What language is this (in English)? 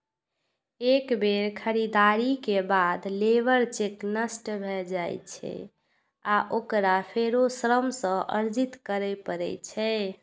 Maithili